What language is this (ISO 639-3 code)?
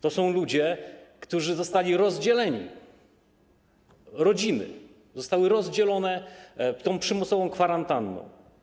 pol